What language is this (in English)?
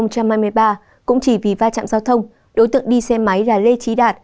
Vietnamese